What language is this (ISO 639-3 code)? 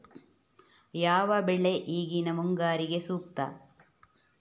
kan